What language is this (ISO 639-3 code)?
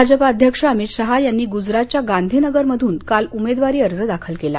mar